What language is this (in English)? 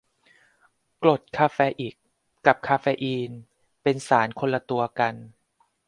Thai